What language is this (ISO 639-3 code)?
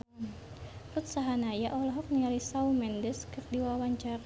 sun